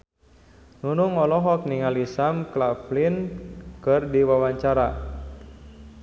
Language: Sundanese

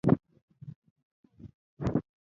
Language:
Pashto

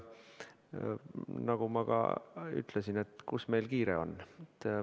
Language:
Estonian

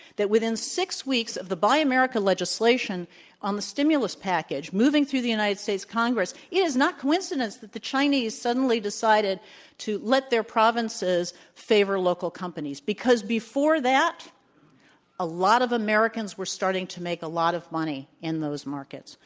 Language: English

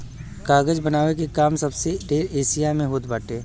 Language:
Bhojpuri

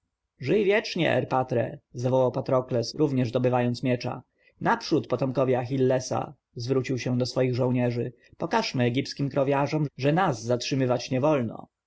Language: Polish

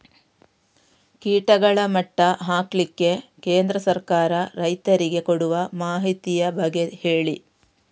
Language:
Kannada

